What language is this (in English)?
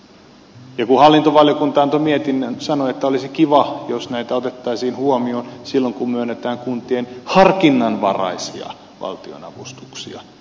Finnish